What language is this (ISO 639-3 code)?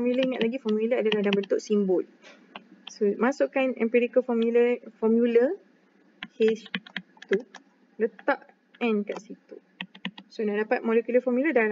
msa